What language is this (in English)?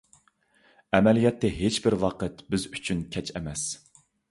Uyghur